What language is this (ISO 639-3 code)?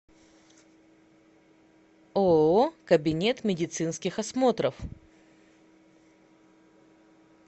rus